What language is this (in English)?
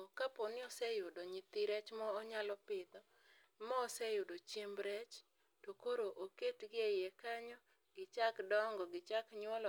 Luo (Kenya and Tanzania)